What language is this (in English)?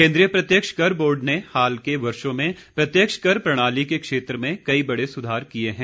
Hindi